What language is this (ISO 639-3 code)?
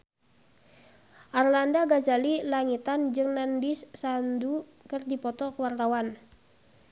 sun